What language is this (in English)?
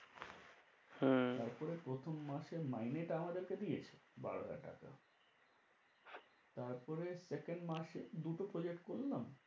Bangla